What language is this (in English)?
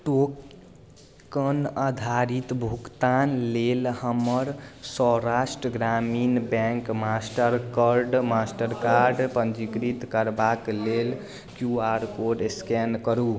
Maithili